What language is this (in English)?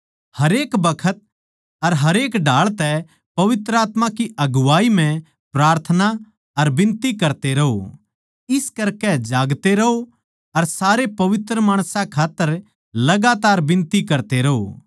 Haryanvi